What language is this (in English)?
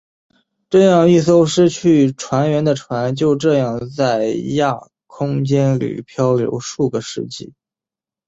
Chinese